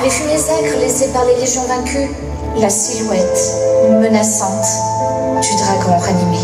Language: French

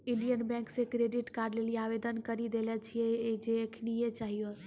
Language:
Maithili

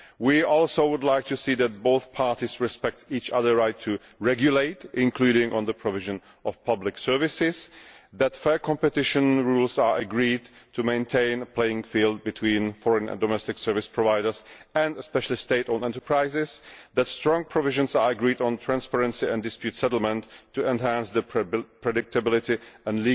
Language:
English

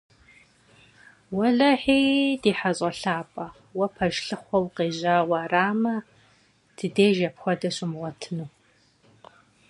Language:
Kabardian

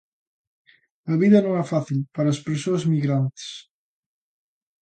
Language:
Galician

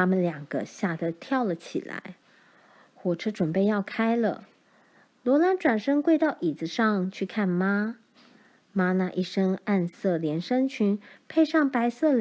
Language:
Chinese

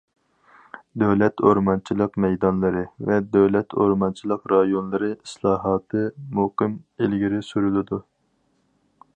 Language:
Uyghur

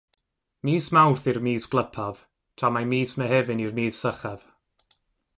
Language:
Welsh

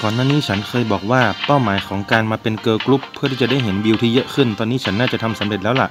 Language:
Thai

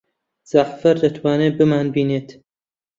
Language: Central Kurdish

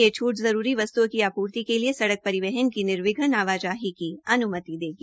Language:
Hindi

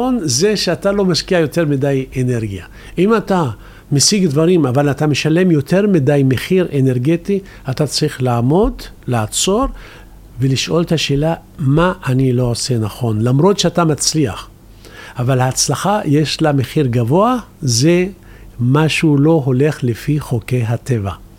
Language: Hebrew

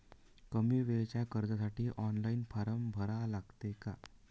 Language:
Marathi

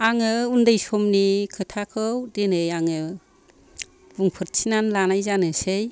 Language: Bodo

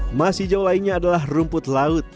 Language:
Indonesian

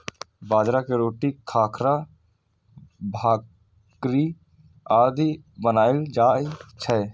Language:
Maithili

